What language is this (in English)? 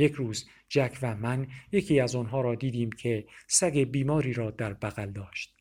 Persian